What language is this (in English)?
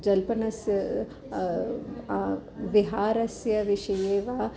Sanskrit